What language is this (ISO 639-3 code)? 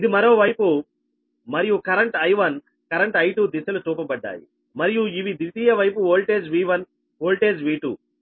tel